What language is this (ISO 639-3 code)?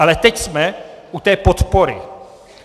ces